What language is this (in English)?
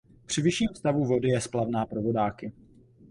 Czech